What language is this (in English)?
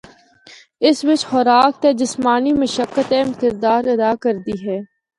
Northern Hindko